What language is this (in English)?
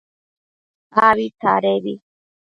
Matsés